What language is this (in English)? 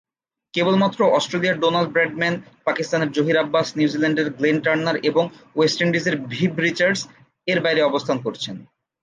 Bangla